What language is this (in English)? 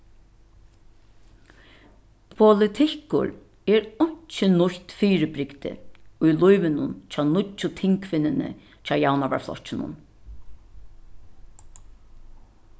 Faroese